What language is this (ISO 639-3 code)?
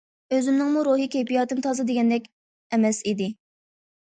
uig